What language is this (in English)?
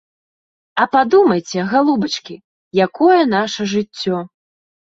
Belarusian